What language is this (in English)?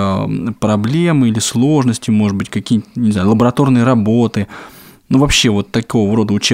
Russian